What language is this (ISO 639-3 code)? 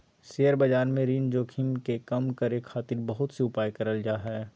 mag